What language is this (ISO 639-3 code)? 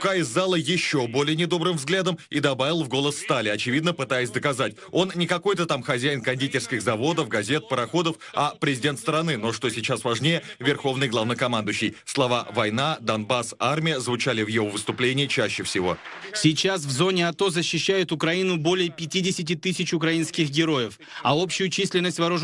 rus